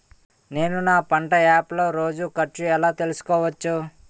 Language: Telugu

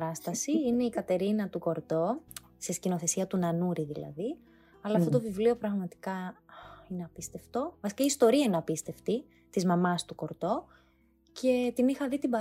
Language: Greek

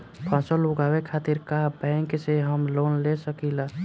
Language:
Bhojpuri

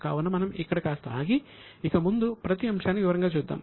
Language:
Telugu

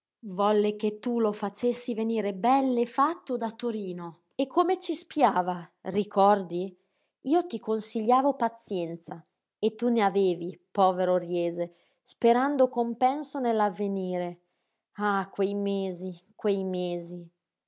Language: Italian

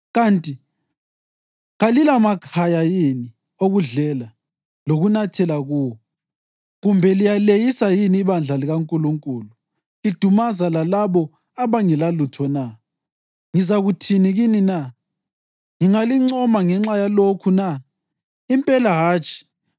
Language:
North Ndebele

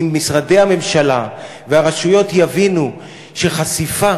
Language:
Hebrew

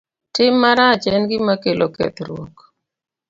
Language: Luo (Kenya and Tanzania)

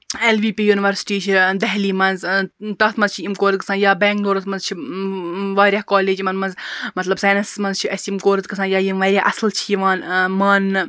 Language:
Kashmiri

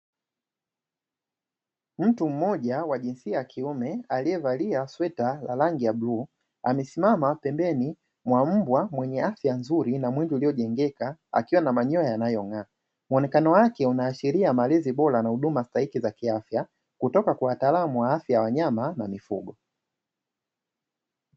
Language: Swahili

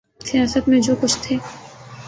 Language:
Urdu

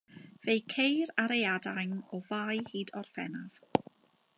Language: Welsh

